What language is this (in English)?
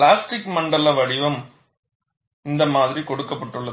Tamil